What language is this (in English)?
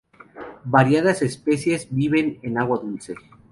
Spanish